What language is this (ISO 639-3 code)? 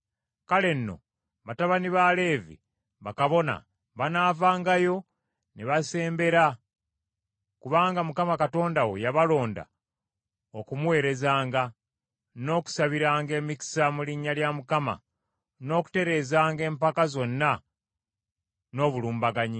lug